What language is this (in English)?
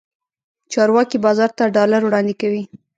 Pashto